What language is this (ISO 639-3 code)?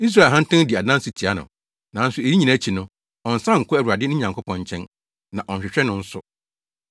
aka